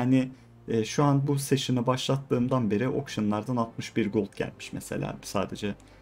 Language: Turkish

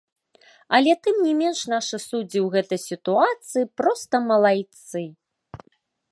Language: Belarusian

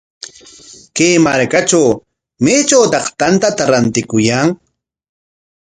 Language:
Corongo Ancash Quechua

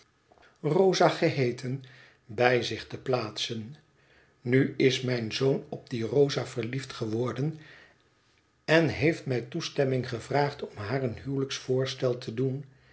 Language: Dutch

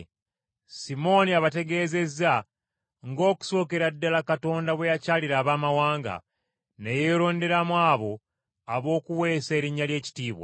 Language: Ganda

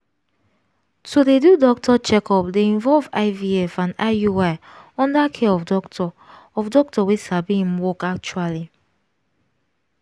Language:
Nigerian Pidgin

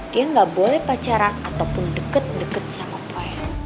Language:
Indonesian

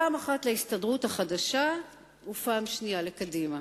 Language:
Hebrew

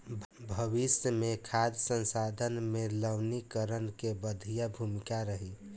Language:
Bhojpuri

